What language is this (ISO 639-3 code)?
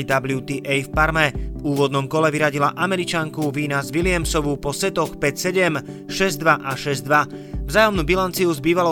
slk